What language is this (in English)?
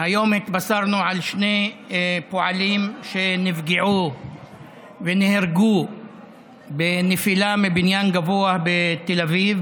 Hebrew